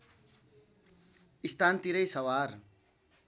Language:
Nepali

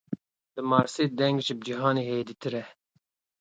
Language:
Kurdish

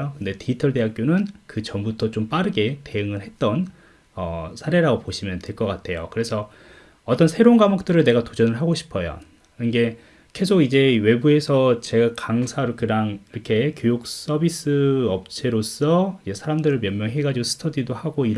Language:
Korean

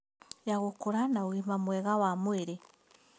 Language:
Kikuyu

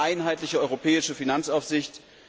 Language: German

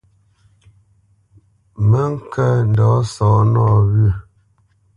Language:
Bamenyam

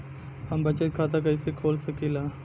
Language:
Bhojpuri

